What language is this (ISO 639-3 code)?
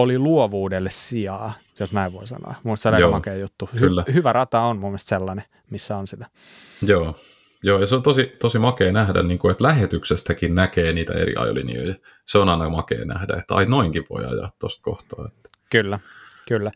fin